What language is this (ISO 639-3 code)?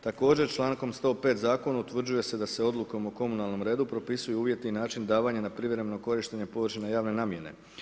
hrv